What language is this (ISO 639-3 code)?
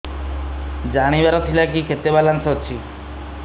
ori